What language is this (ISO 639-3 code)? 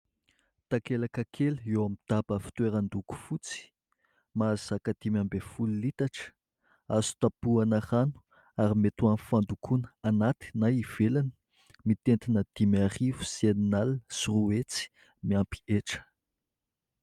mlg